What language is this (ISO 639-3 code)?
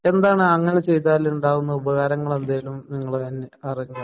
mal